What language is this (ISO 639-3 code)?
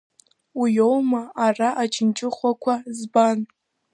abk